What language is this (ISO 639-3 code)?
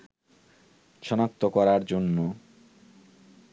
ben